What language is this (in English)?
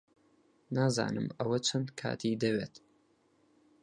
Central Kurdish